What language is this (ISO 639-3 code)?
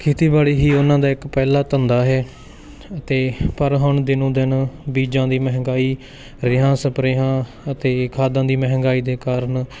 pan